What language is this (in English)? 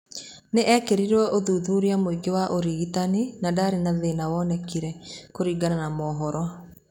Kikuyu